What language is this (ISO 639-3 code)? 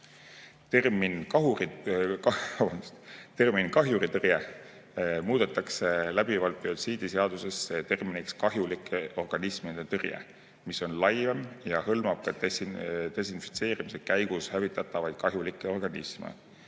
est